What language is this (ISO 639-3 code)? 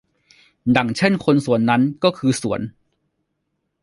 tha